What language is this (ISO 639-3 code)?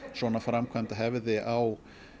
isl